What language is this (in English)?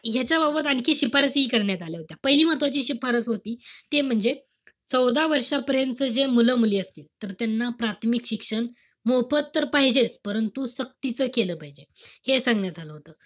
Marathi